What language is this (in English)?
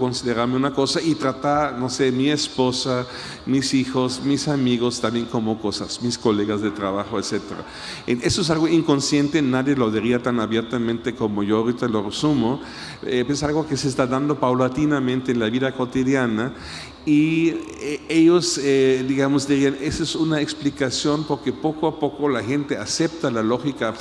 Spanish